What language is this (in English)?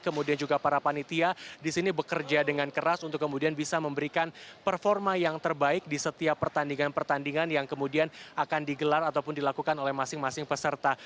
Indonesian